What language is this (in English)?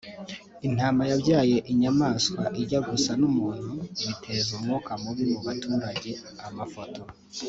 Kinyarwanda